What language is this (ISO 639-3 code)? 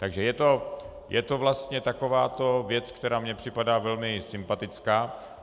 ces